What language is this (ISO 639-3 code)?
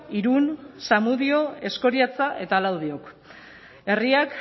eus